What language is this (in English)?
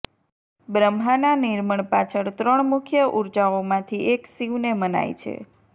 Gujarati